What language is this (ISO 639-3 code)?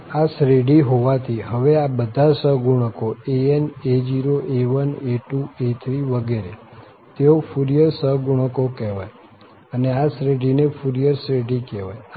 guj